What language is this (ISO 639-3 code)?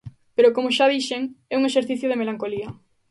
glg